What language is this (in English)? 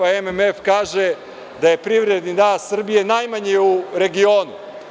Serbian